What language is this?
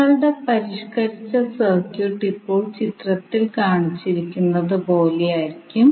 Malayalam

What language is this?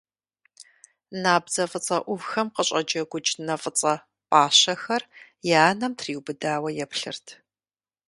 Kabardian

